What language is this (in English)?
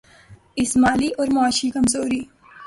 Urdu